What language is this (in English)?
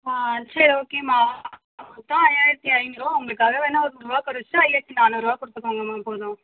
Tamil